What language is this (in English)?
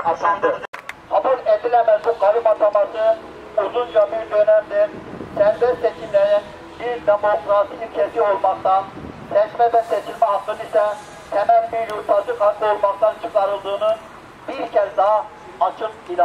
Turkish